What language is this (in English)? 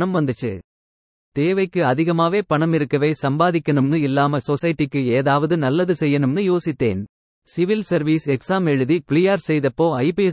Tamil